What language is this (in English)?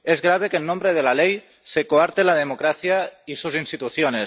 Spanish